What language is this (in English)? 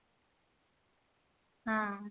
Odia